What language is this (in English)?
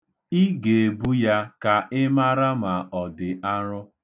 Igbo